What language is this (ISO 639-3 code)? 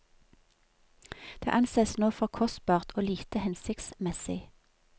nor